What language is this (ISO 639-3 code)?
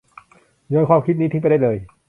tha